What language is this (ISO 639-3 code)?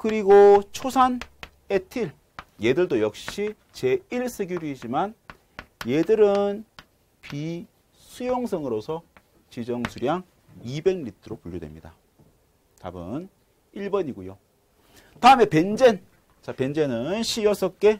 kor